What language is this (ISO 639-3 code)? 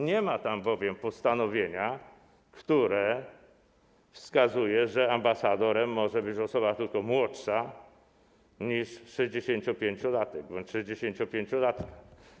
pol